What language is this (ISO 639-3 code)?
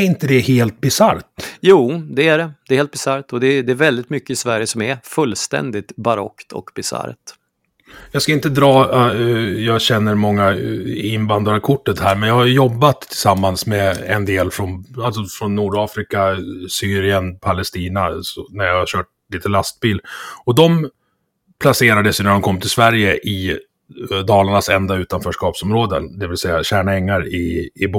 swe